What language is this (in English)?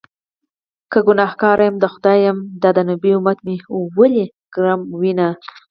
Pashto